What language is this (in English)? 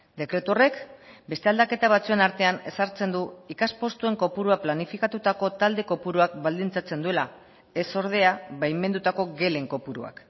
Basque